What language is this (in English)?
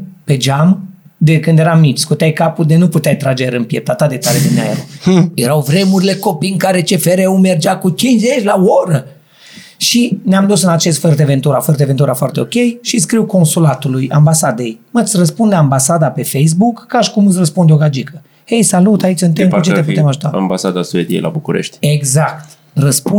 Romanian